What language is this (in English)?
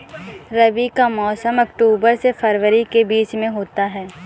Hindi